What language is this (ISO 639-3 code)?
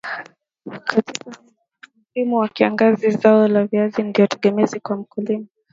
swa